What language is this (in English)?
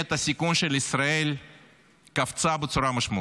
Hebrew